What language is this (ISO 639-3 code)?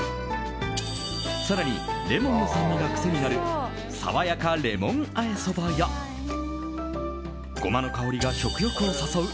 jpn